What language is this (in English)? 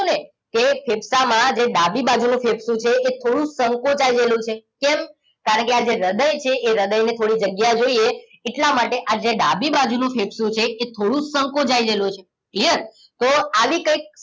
Gujarati